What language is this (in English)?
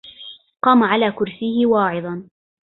Arabic